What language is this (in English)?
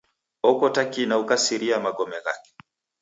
Taita